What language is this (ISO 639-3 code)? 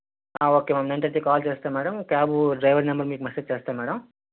tel